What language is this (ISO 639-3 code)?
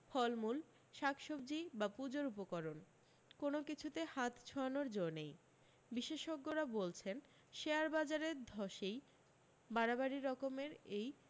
ben